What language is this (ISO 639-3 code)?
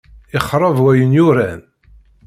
kab